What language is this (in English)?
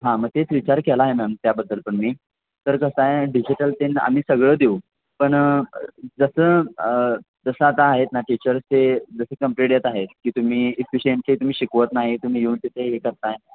Marathi